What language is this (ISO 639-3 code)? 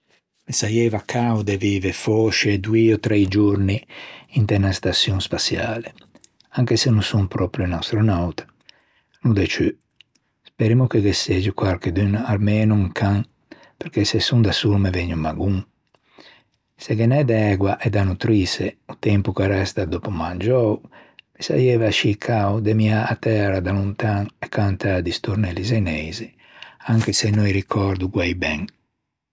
lij